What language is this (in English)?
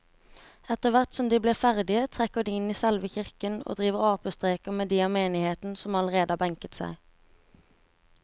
Norwegian